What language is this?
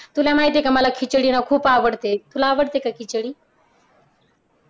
Marathi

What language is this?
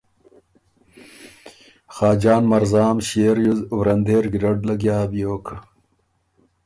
Ormuri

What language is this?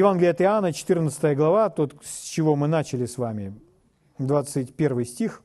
Russian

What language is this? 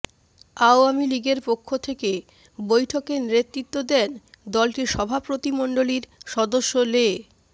Bangla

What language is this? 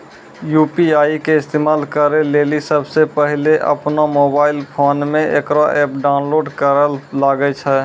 Maithili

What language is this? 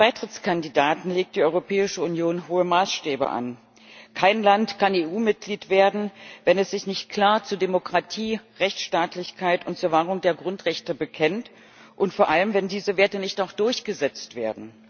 German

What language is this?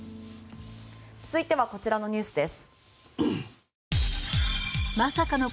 Japanese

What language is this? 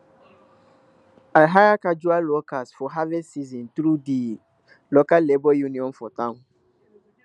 Nigerian Pidgin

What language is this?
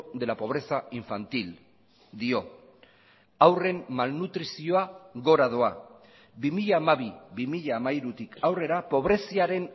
Basque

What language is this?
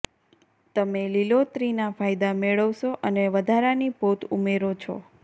Gujarati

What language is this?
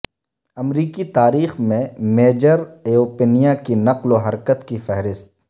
Urdu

